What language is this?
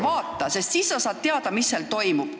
Estonian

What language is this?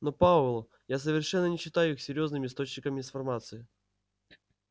Russian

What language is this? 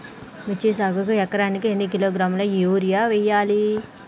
Telugu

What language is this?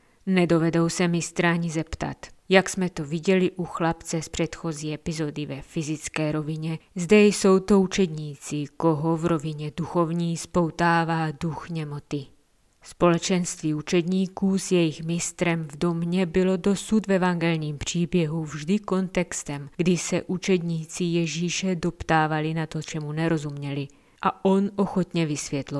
Czech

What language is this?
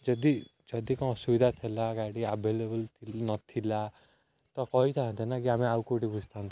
Odia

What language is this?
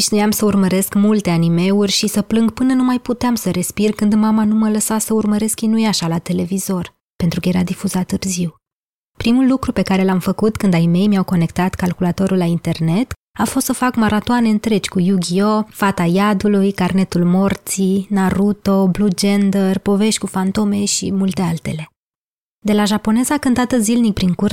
Romanian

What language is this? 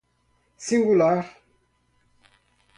Portuguese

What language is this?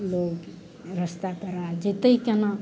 Maithili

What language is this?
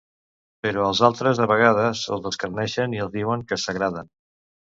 Catalan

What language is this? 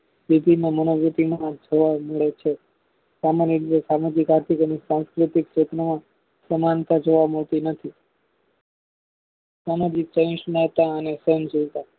Gujarati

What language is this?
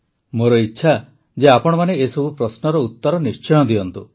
Odia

